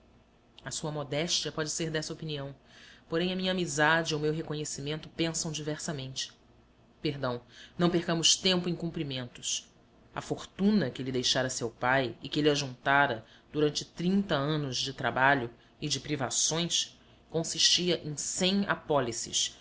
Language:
Portuguese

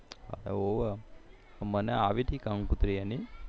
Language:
Gujarati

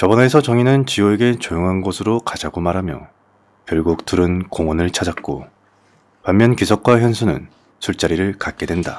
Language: Korean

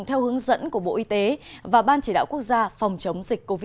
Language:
Vietnamese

